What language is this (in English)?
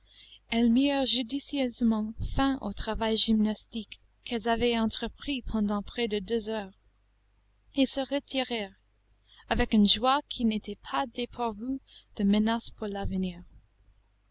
French